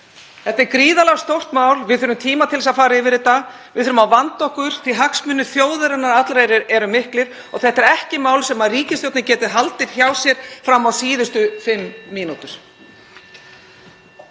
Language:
Icelandic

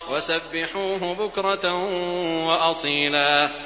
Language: Arabic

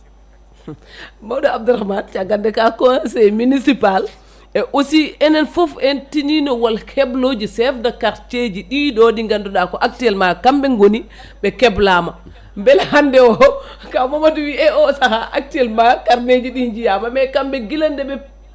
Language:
Fula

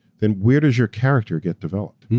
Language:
English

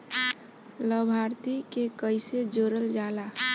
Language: Bhojpuri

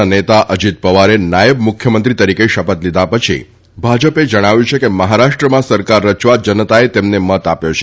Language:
Gujarati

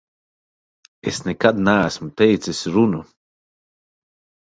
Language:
Latvian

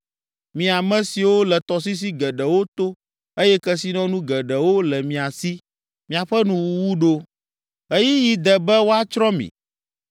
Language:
Ewe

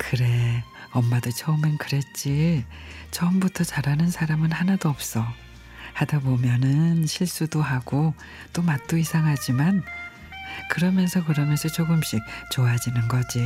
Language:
Korean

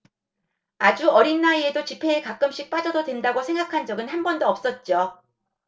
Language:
Korean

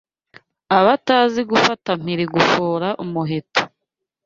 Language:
Kinyarwanda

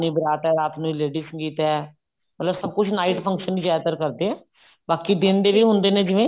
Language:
Punjabi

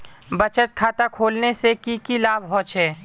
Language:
Magahi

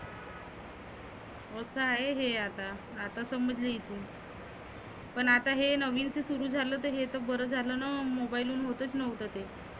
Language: Marathi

